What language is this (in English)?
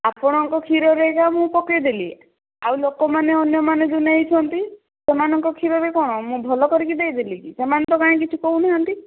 Odia